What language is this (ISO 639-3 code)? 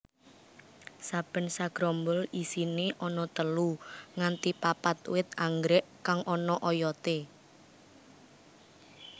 jav